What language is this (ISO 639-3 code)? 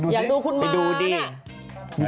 tha